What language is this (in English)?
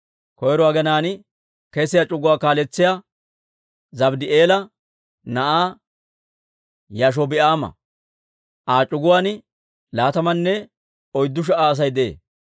Dawro